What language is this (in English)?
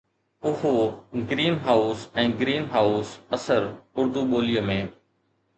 Sindhi